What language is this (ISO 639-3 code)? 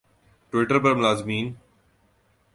urd